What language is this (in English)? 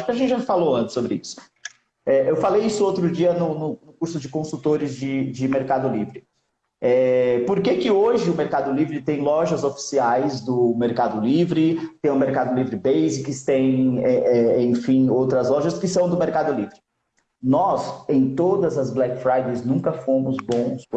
Portuguese